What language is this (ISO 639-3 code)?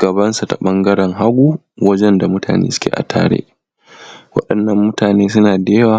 hau